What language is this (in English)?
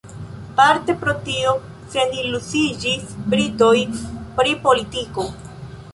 Esperanto